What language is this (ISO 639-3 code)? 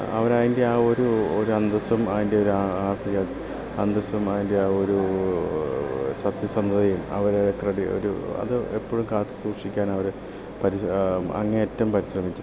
mal